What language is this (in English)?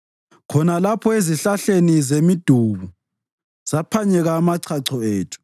North Ndebele